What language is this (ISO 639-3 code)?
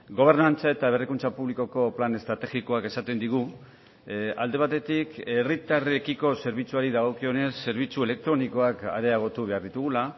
eus